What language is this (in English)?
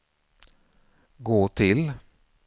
Swedish